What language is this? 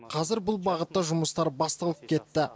Kazakh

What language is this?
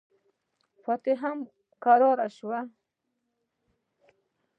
Pashto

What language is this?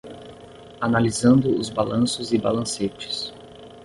Portuguese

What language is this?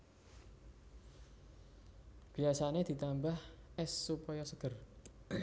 Javanese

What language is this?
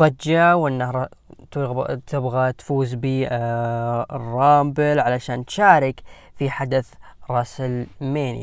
Arabic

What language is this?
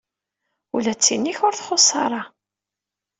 Kabyle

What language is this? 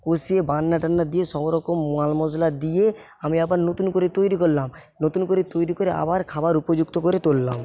Bangla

